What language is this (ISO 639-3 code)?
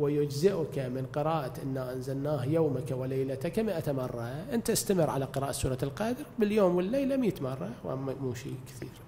ara